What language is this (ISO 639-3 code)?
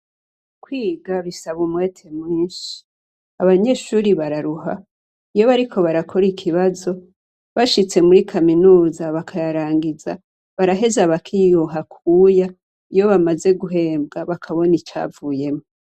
run